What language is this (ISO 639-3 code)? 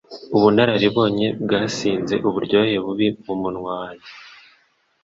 kin